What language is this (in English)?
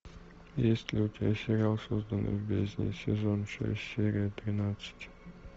Russian